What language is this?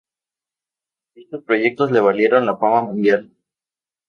Spanish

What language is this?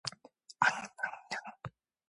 Korean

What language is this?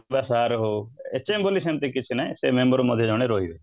Odia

